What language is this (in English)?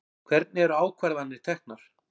Icelandic